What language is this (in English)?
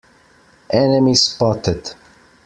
English